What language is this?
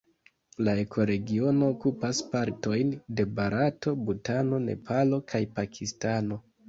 Esperanto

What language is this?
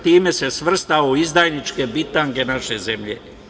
Serbian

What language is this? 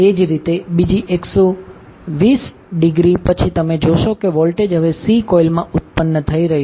Gujarati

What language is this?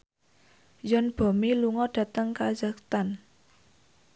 Javanese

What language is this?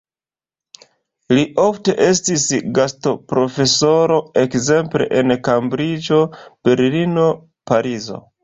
Esperanto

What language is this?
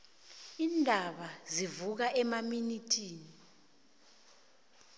South Ndebele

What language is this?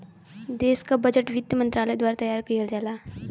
Bhojpuri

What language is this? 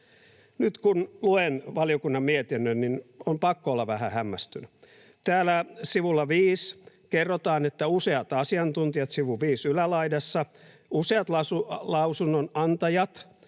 Finnish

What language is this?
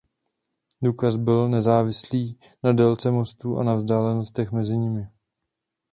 Czech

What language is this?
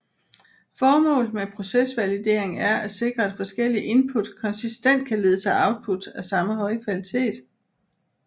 Danish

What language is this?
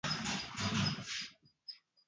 Arabic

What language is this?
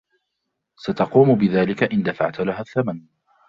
Arabic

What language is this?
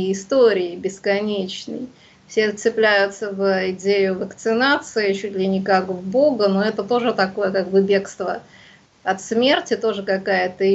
Russian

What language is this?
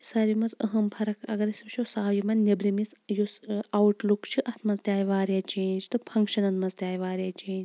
Kashmiri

